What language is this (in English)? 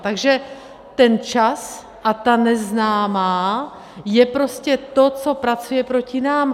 Czech